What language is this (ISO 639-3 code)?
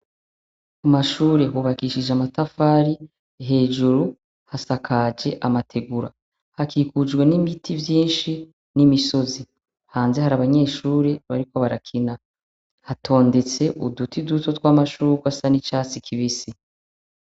run